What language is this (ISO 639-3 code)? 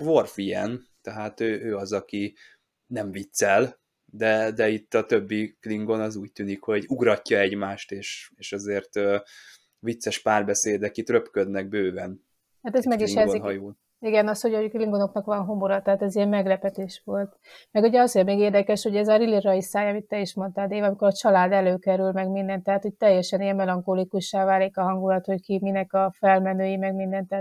hun